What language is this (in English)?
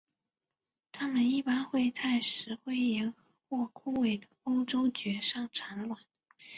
Chinese